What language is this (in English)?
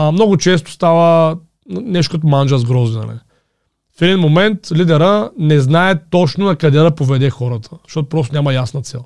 Bulgarian